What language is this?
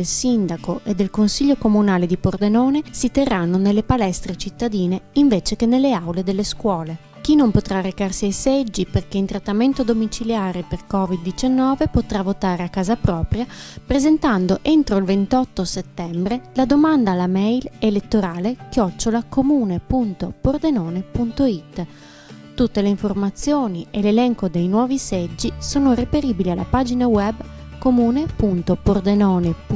Italian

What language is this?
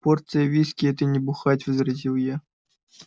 Russian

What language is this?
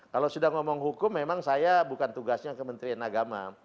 Indonesian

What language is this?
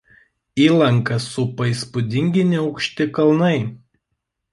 Lithuanian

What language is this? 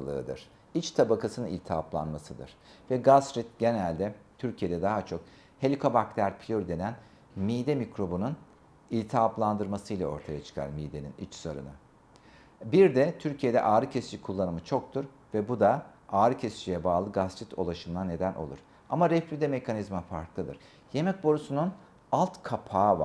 Turkish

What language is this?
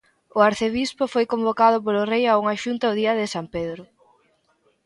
Galician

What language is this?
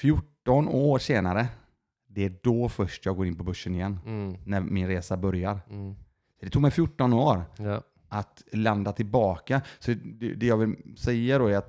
Swedish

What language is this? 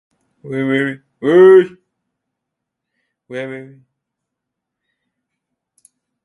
Chinese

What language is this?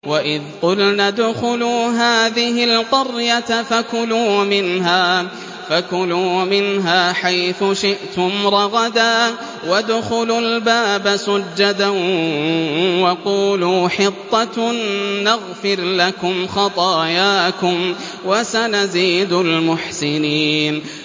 Arabic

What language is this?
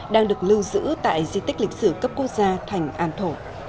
Vietnamese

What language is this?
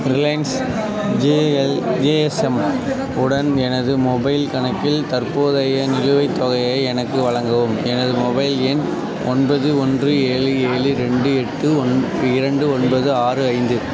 Tamil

